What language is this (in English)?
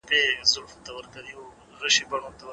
Pashto